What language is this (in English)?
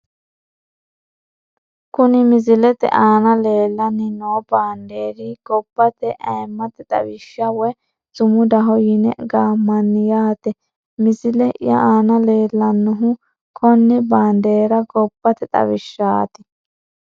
Sidamo